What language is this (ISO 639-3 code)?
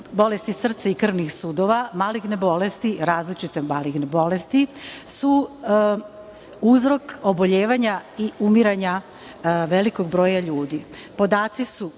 srp